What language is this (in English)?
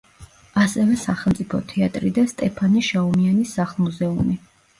Georgian